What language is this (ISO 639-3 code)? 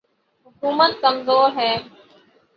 urd